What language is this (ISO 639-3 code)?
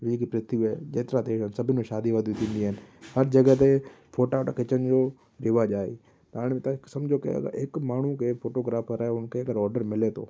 snd